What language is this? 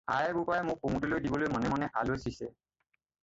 Assamese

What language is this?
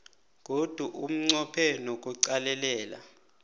South Ndebele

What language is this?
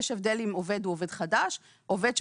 Hebrew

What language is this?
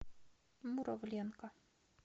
Russian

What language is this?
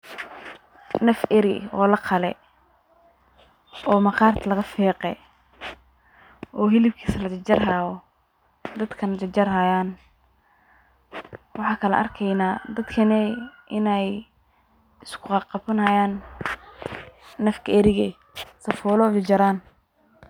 Somali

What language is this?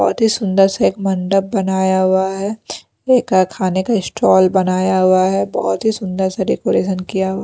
Hindi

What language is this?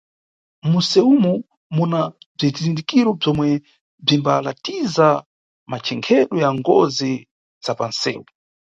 Nyungwe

